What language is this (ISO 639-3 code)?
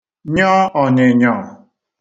ibo